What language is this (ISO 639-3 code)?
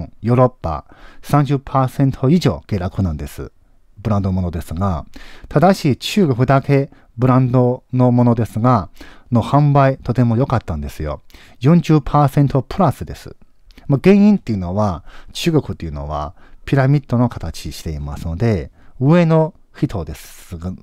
jpn